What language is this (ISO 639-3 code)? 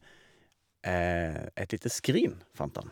nor